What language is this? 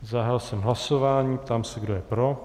Czech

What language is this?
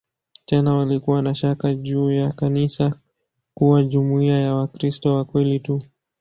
Swahili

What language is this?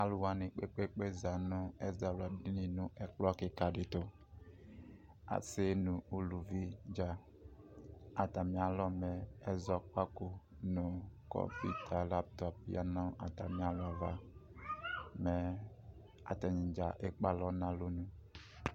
Ikposo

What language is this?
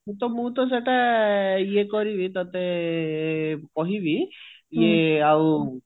Odia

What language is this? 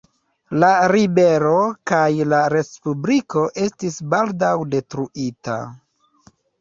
Esperanto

